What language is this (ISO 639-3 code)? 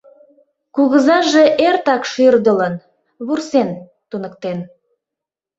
chm